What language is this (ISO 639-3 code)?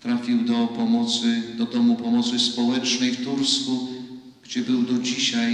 pol